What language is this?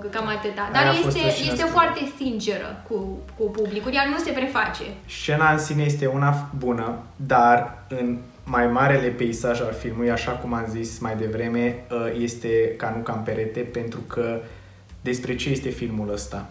Romanian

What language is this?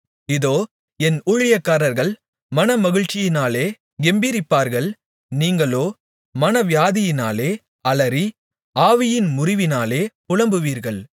Tamil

